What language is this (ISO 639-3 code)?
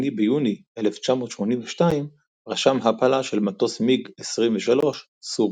heb